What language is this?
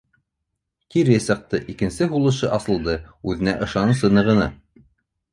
Bashkir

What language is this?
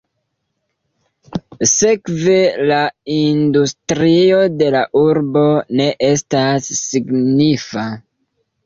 Esperanto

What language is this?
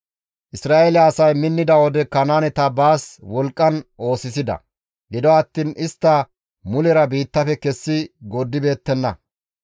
Gamo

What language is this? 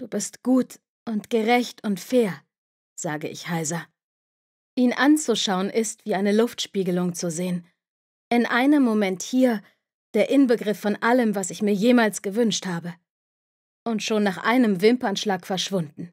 German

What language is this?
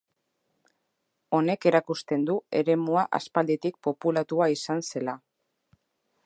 Basque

